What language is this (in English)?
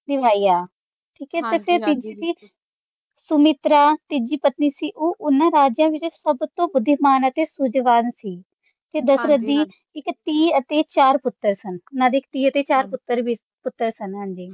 Punjabi